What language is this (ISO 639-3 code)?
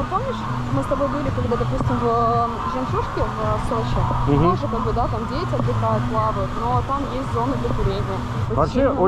rus